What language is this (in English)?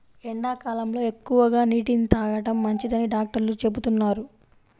Telugu